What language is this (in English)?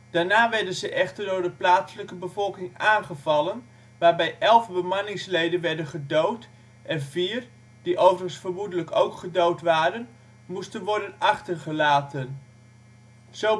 Dutch